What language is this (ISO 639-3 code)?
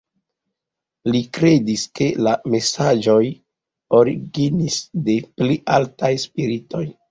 epo